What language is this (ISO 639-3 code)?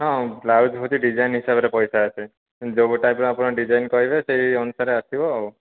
ori